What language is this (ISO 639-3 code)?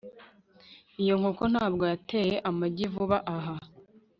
kin